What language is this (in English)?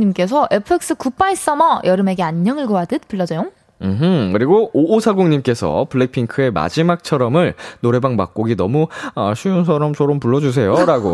Korean